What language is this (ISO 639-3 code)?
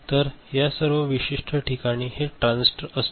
mar